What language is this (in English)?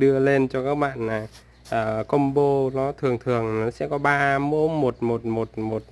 Vietnamese